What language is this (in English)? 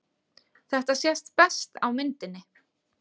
Icelandic